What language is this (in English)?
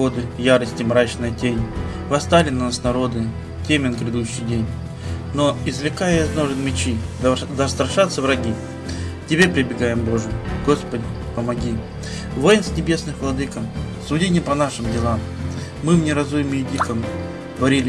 Russian